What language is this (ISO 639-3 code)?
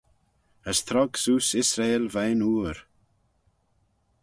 glv